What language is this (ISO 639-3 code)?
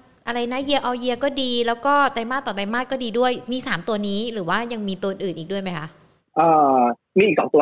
tha